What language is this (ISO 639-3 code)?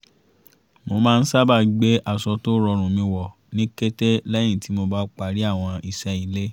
yor